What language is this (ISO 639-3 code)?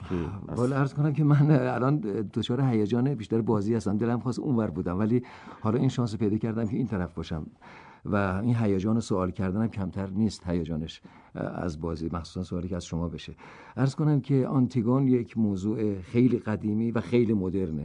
fas